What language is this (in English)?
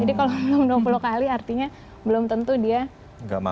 Indonesian